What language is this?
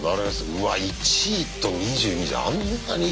Japanese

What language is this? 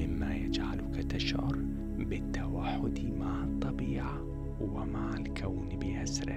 Arabic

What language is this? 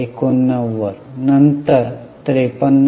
Marathi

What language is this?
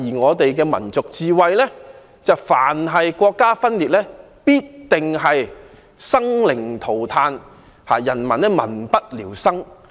Cantonese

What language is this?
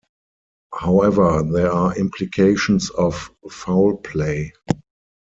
English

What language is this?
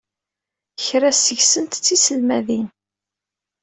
Kabyle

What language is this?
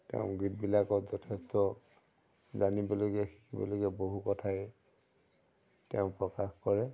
Assamese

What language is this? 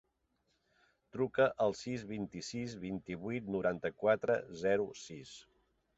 Catalan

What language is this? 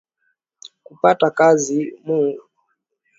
Swahili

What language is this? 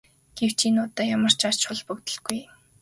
Mongolian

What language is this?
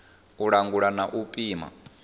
Venda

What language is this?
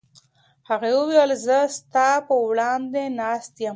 Pashto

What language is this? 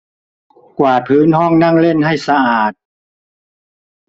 Thai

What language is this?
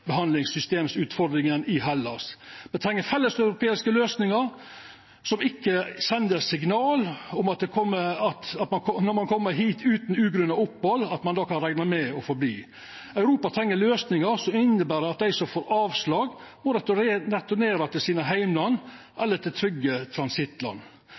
Norwegian Nynorsk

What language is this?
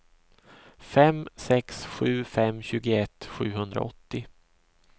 Swedish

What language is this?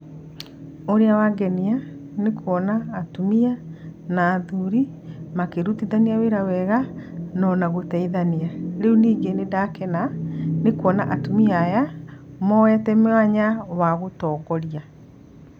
Kikuyu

